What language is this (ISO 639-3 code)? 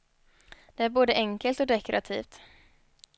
swe